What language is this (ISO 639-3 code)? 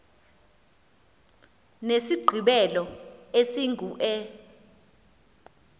xho